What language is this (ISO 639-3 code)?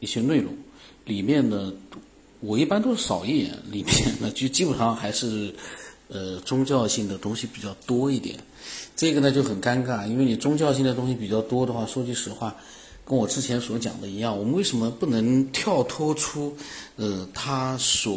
zho